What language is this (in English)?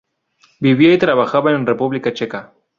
Spanish